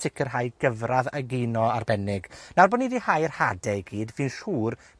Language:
Welsh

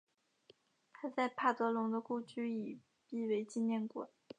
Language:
Chinese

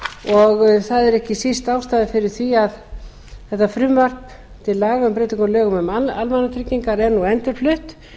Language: Icelandic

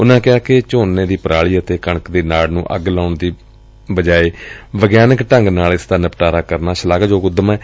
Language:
Punjabi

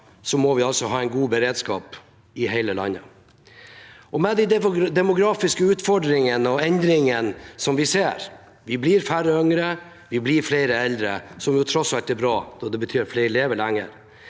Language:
Norwegian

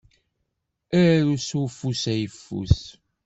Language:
Kabyle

